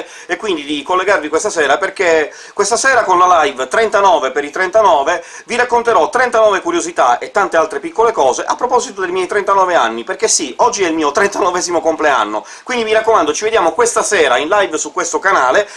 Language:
Italian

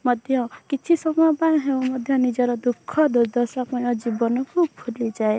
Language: Odia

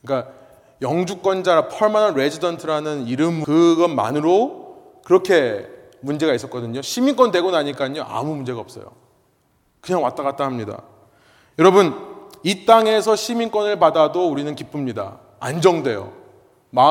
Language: Korean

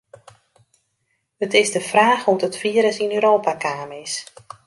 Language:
Western Frisian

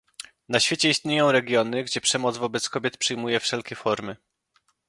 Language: Polish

